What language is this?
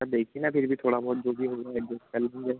Hindi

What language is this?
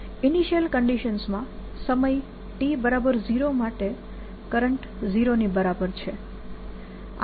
Gujarati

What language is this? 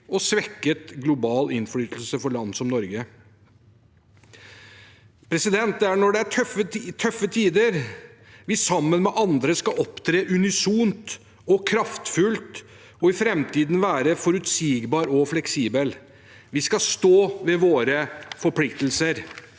Norwegian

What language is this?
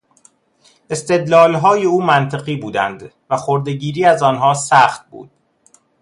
Persian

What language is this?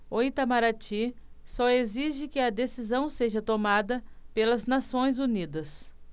Portuguese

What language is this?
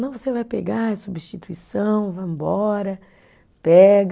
Portuguese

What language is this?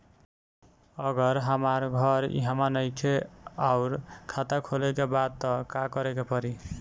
Bhojpuri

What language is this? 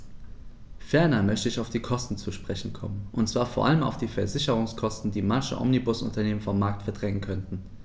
German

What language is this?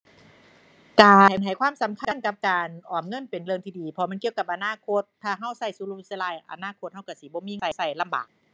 Thai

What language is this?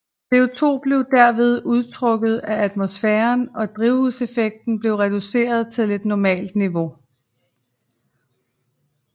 Danish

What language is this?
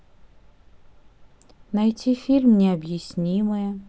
Russian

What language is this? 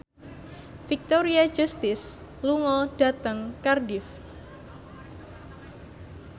Javanese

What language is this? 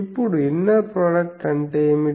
Telugu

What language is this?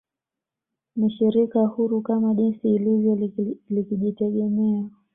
Swahili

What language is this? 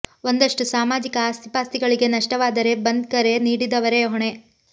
Kannada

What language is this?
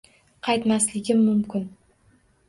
Uzbek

